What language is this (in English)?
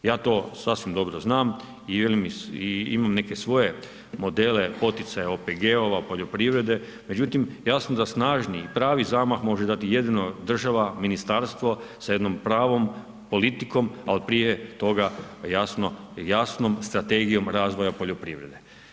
Croatian